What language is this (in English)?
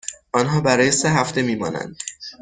Persian